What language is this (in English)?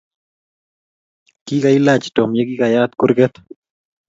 Kalenjin